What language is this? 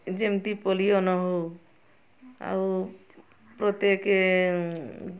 Odia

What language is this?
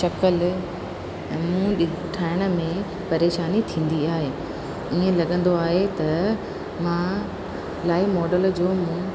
Sindhi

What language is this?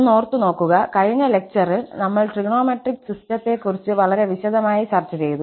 Malayalam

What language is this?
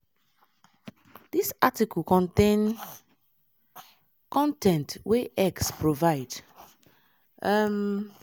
Nigerian Pidgin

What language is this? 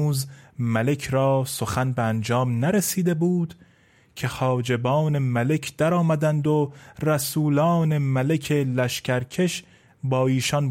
Persian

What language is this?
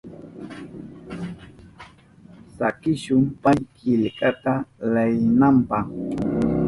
Southern Pastaza Quechua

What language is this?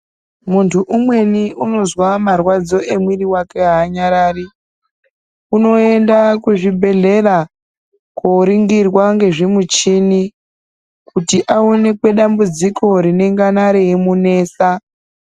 Ndau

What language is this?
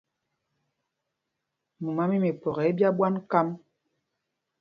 Mpumpong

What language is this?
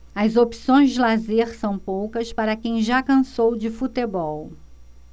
Portuguese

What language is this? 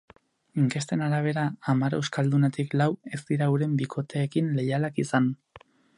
Basque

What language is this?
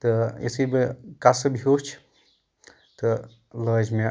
Kashmiri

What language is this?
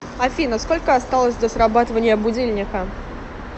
Russian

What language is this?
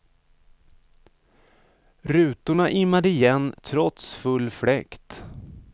Swedish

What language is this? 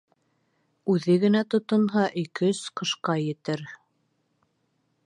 Bashkir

